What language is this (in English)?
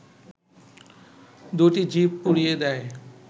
Bangla